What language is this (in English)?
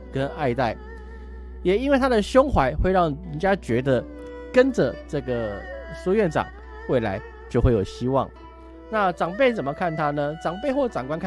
Chinese